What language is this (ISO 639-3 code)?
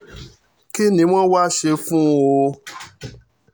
yor